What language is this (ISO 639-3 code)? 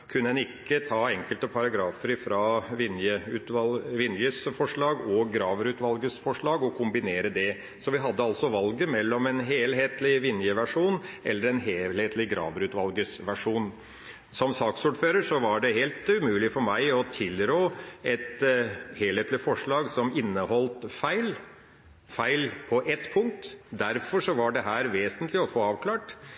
nob